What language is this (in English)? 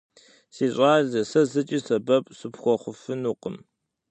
Kabardian